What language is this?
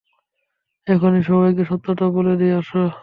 Bangla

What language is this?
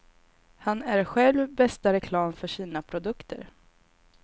Swedish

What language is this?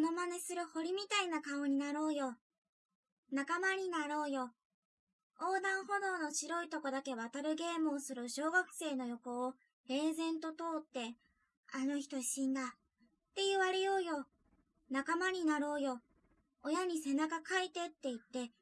Japanese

